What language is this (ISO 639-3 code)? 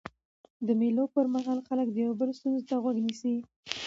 pus